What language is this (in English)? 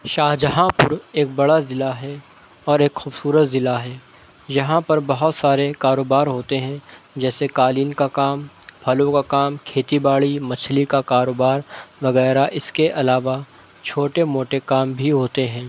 Urdu